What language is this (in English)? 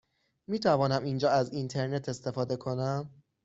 Persian